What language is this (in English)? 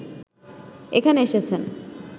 Bangla